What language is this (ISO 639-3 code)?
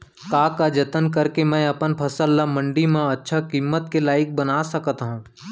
hne